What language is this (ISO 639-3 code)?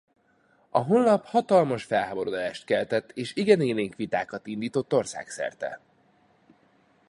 hun